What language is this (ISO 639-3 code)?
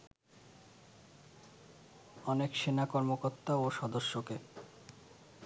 ben